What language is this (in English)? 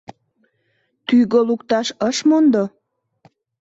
Mari